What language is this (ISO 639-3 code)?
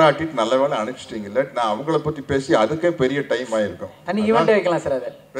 ind